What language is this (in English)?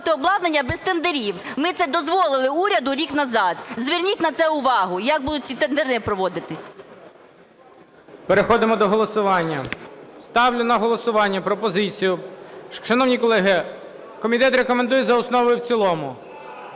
Ukrainian